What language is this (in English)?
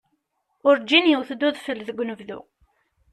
Kabyle